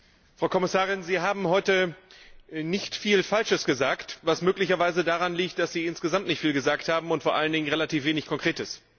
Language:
German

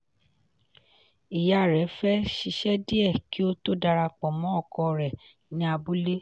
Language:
Yoruba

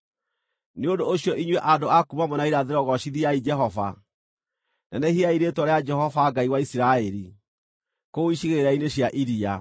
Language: Kikuyu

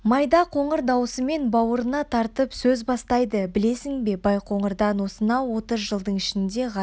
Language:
Kazakh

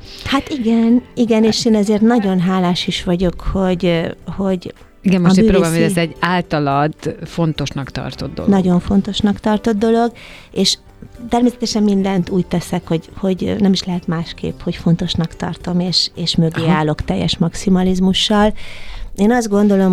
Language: Hungarian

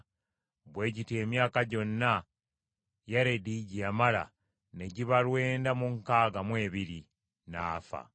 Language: Ganda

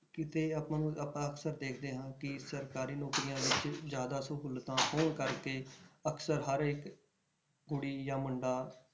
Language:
Punjabi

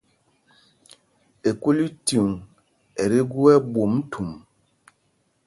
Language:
Mpumpong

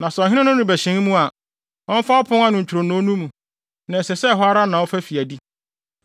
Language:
Akan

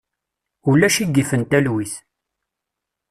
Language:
Kabyle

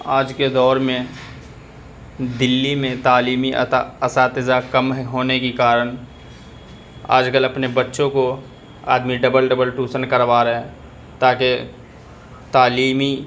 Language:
Urdu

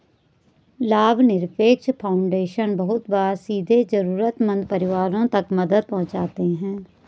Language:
Hindi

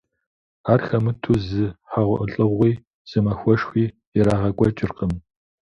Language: Kabardian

